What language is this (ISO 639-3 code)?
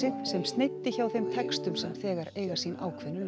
isl